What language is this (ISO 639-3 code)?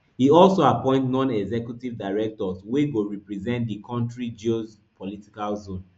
pcm